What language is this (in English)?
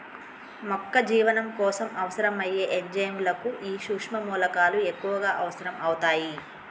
Telugu